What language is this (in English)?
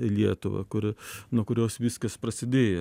Lithuanian